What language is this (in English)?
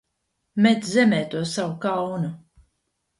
Latvian